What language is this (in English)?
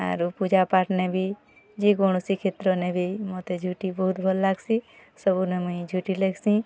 Odia